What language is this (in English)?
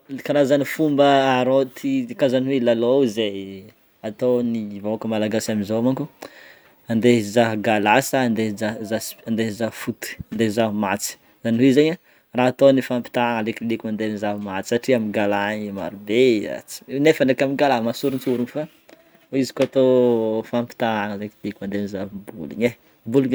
Northern Betsimisaraka Malagasy